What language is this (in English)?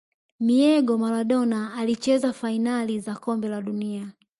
Swahili